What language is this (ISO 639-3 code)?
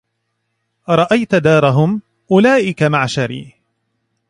ara